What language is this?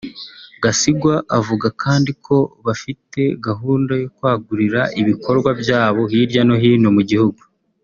Kinyarwanda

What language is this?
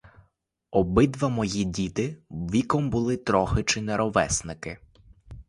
Ukrainian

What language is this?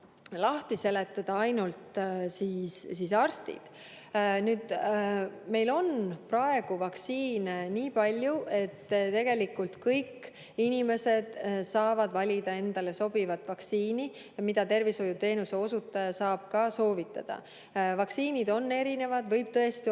Estonian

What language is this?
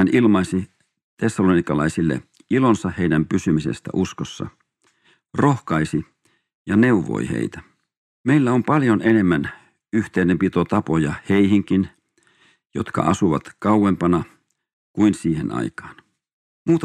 Finnish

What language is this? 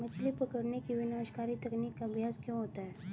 Hindi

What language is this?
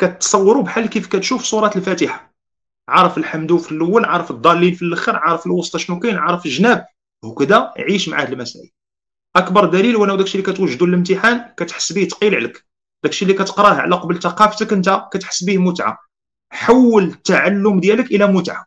Arabic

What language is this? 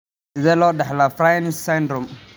Somali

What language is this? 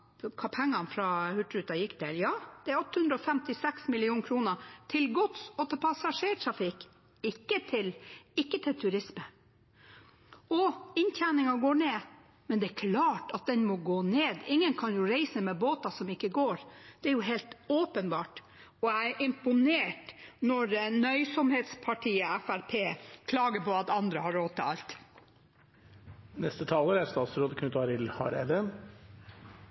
Norwegian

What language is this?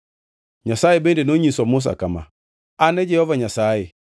Luo (Kenya and Tanzania)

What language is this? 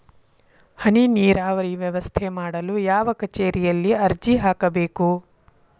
Kannada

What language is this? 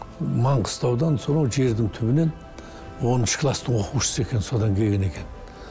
Kazakh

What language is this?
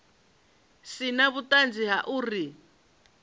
Venda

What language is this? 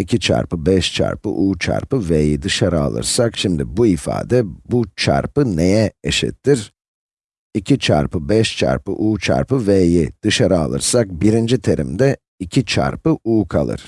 Turkish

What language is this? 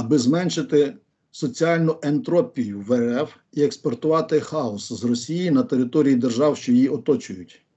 Ukrainian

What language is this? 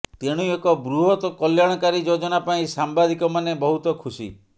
Odia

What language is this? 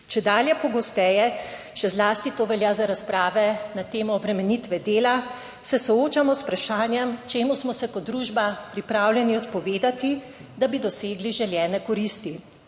Slovenian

